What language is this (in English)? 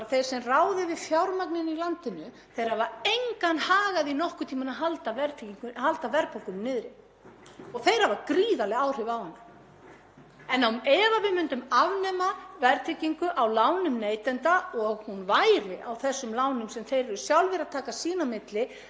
Icelandic